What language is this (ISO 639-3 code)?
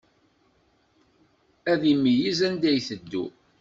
kab